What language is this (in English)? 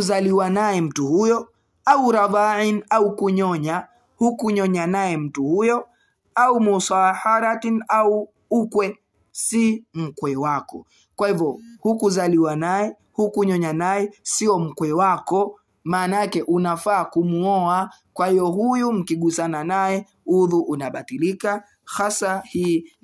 Swahili